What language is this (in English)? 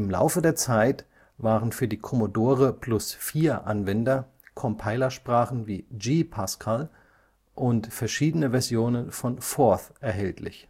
German